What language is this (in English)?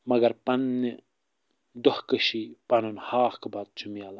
Kashmiri